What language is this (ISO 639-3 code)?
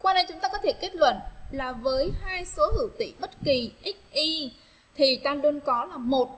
vie